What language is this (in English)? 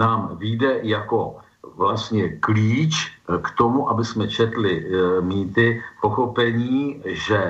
Czech